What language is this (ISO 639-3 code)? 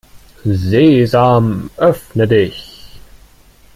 deu